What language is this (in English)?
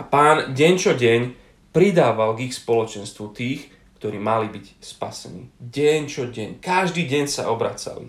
Slovak